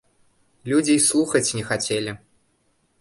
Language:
Belarusian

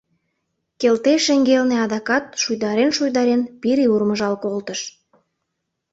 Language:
Mari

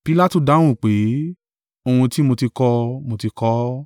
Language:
Yoruba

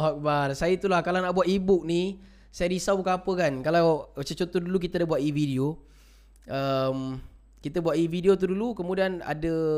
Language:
Malay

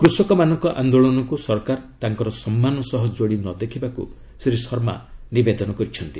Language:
Odia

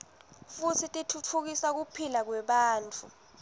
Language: Swati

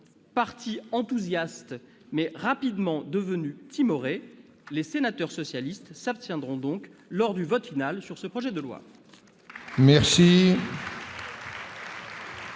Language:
French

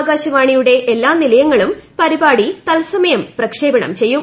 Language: Malayalam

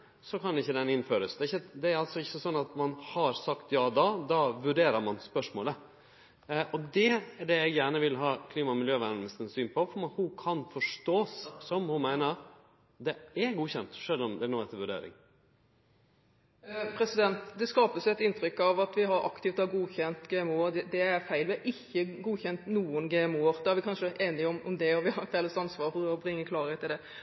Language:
Norwegian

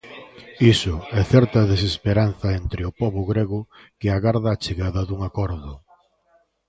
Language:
Galician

